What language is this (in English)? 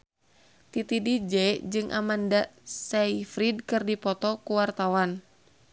Sundanese